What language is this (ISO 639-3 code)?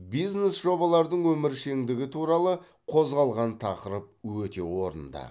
kaz